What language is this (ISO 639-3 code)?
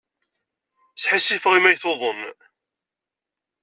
kab